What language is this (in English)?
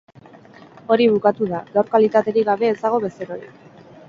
Basque